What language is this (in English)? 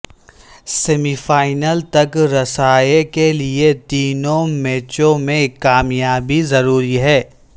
Urdu